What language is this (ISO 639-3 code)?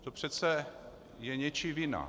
ces